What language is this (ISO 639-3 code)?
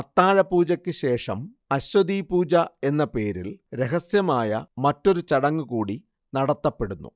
mal